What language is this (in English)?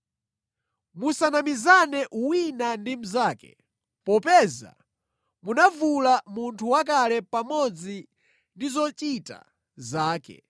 Nyanja